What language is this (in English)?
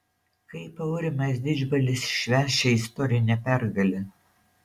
Lithuanian